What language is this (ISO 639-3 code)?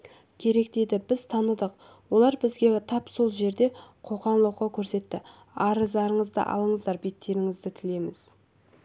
kaz